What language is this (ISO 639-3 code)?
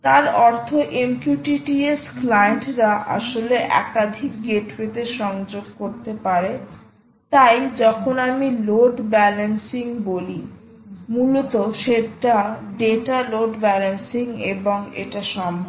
ben